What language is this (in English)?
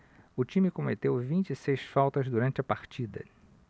Portuguese